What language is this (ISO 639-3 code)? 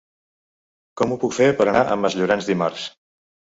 cat